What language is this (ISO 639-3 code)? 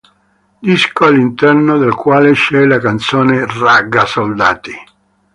ita